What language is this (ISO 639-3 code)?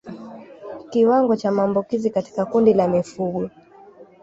swa